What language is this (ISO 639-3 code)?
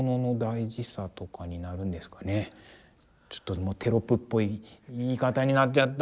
jpn